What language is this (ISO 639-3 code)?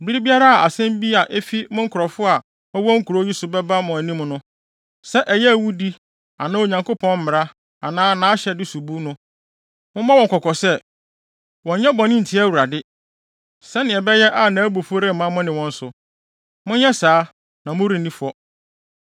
aka